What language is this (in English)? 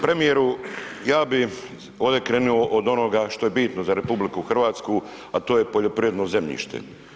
Croatian